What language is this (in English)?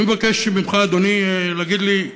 Hebrew